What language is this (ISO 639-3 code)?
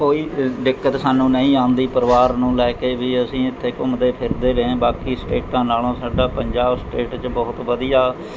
pan